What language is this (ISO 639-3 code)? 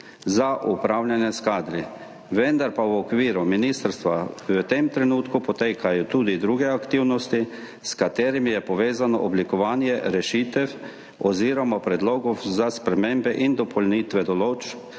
slv